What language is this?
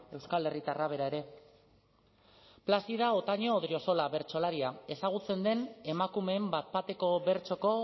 Basque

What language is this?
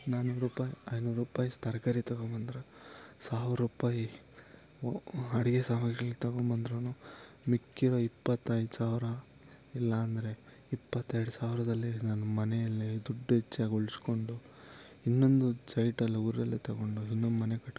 Kannada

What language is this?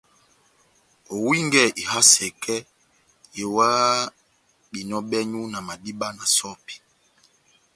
Batanga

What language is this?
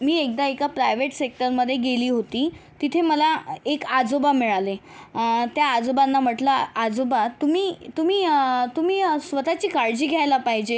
Marathi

